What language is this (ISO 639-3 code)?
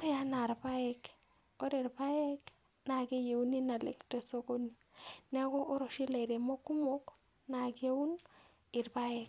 mas